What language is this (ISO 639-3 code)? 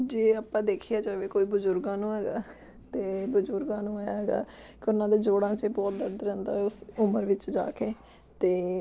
pan